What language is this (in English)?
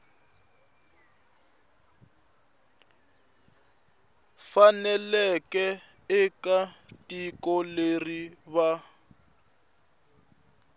Tsonga